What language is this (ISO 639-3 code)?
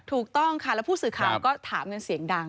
tha